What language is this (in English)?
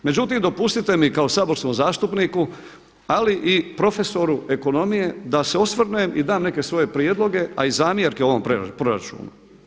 Croatian